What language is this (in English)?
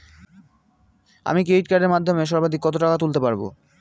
Bangla